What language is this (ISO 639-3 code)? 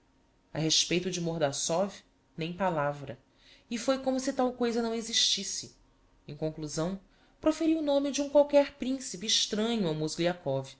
por